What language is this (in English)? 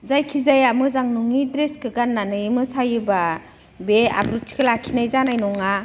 Bodo